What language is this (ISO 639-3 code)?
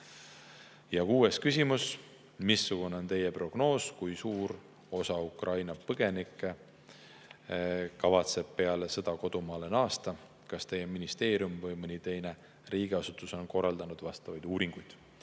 est